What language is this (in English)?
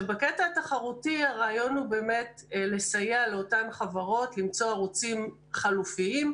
Hebrew